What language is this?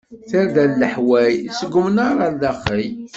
Kabyle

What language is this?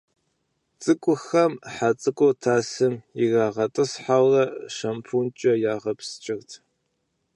Kabardian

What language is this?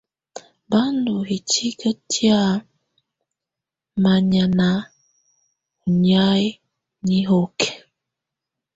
Tunen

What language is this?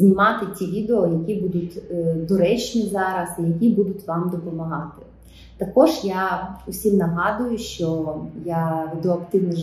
Russian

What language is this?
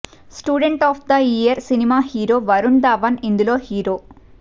Telugu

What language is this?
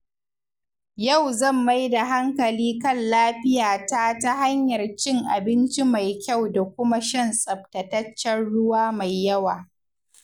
Hausa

